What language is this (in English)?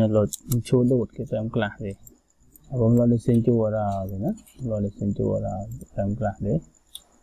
Vietnamese